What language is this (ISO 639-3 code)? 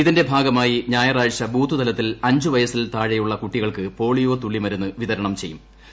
mal